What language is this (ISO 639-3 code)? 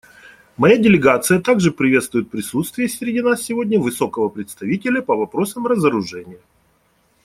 rus